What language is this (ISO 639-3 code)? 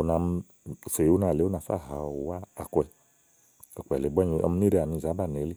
ahl